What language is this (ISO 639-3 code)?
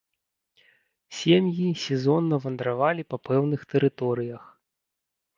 bel